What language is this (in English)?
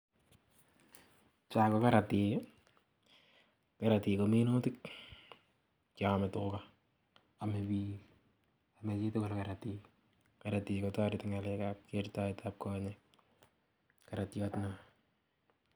Kalenjin